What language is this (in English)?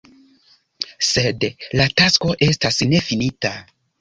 Esperanto